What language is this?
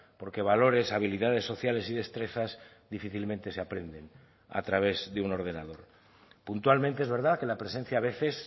Spanish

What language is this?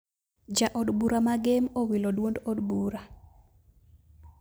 Luo (Kenya and Tanzania)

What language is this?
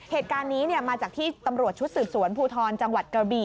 Thai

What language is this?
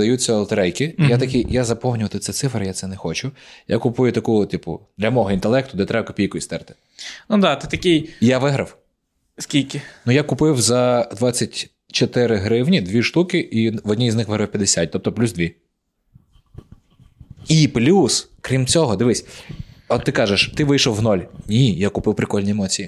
Ukrainian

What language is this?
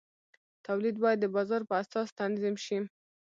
Pashto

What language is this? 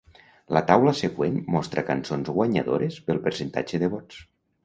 Catalan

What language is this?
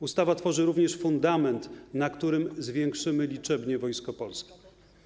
Polish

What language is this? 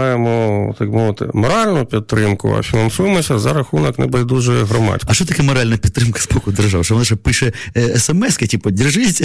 Ukrainian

